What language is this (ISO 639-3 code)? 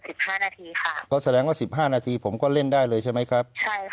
tha